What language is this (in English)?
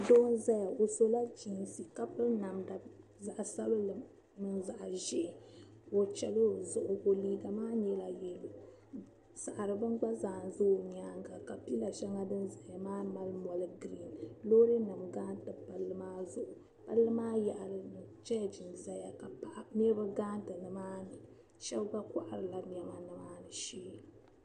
Dagbani